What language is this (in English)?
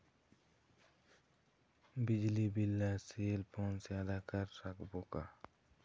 Chhattisgarhi